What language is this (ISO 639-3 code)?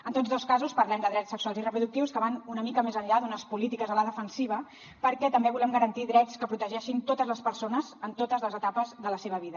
cat